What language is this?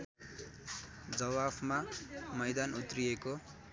Nepali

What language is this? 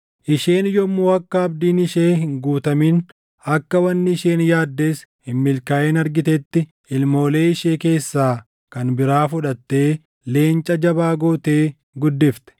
Oromo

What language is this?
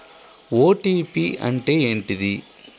Telugu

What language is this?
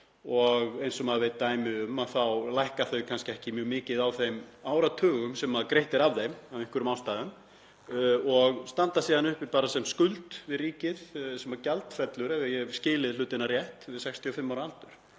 Icelandic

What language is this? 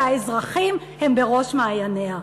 Hebrew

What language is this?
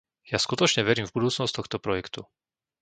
Slovak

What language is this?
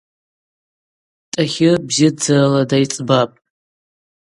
Abaza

